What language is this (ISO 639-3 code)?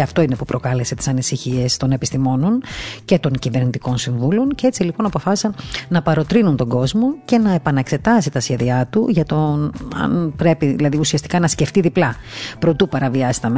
ell